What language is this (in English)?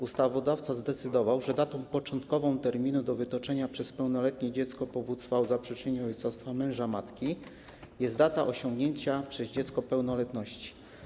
Polish